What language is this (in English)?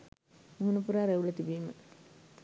Sinhala